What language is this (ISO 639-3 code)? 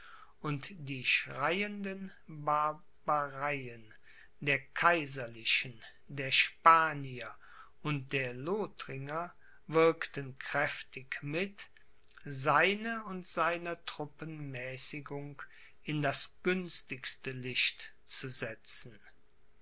deu